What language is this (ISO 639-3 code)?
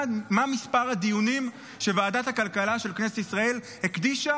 heb